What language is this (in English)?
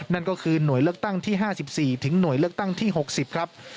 Thai